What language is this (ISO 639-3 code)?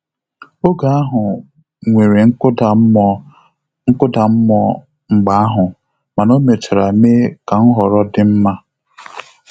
ibo